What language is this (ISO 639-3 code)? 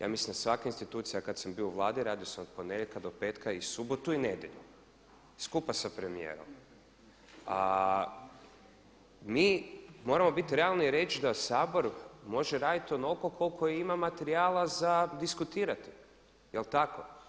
hrv